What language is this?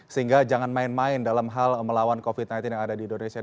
Indonesian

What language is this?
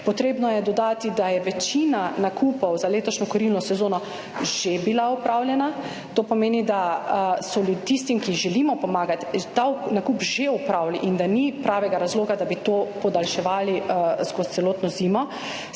Slovenian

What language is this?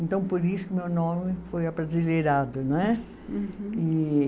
Portuguese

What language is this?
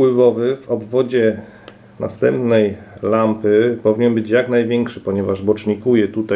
Polish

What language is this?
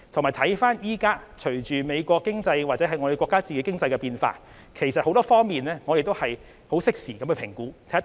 Cantonese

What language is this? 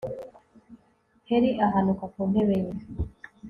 Kinyarwanda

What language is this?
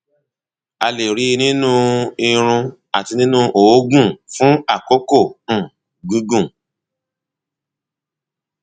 Yoruba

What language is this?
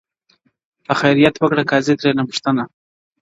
Pashto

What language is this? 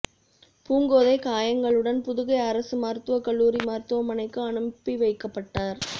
Tamil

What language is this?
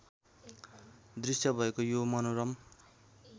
Nepali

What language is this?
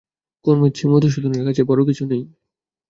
Bangla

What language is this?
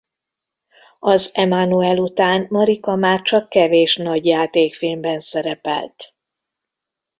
Hungarian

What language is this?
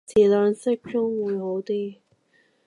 Cantonese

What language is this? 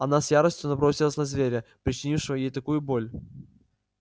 Russian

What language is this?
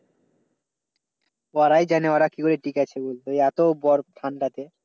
Bangla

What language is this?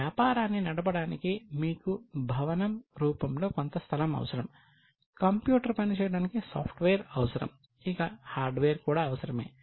Telugu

